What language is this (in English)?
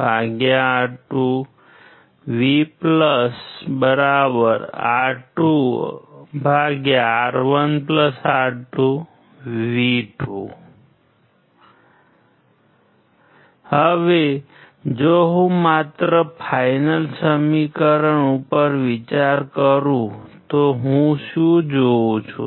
Gujarati